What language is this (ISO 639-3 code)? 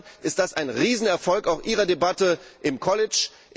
deu